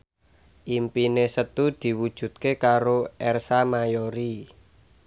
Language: Javanese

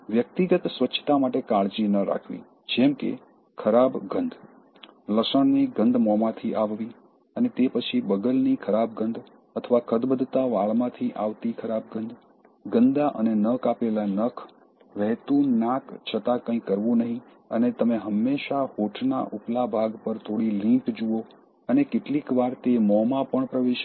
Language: Gujarati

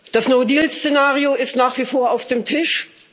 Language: German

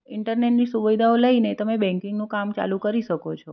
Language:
Gujarati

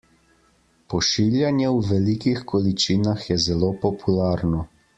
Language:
Slovenian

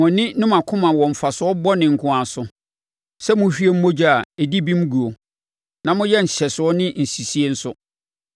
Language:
Akan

